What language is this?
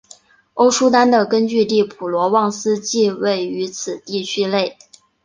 Chinese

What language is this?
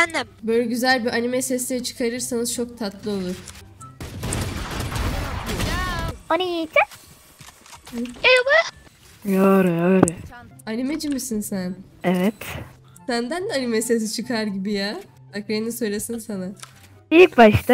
Turkish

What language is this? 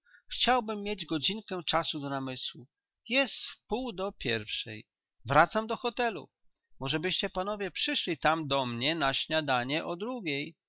Polish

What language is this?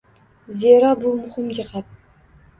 Uzbek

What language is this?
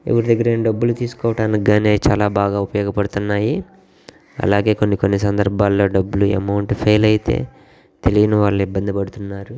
Telugu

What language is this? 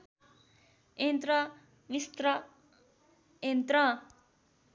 Nepali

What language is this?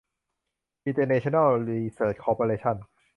Thai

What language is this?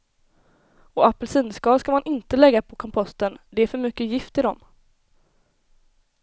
Swedish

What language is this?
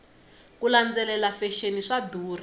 Tsonga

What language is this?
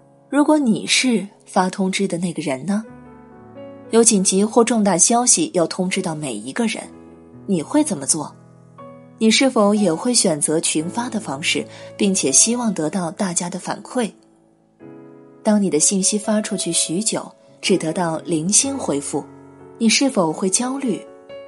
Chinese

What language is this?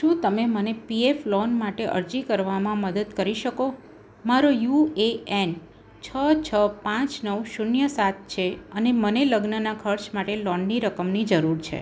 Gujarati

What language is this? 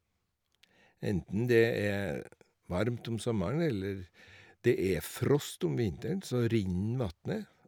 Norwegian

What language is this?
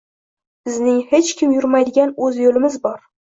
Uzbek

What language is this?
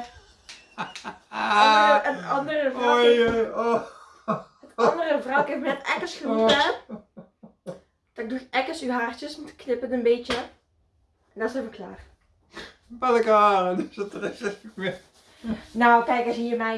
Dutch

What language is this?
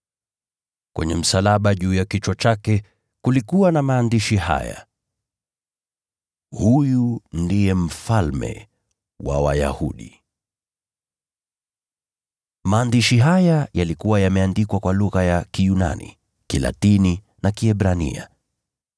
Swahili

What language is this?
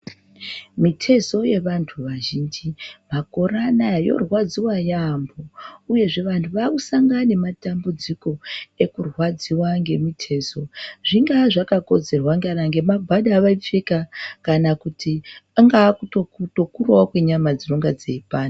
Ndau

